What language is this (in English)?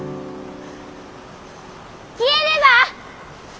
Japanese